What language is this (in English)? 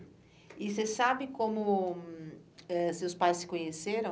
Portuguese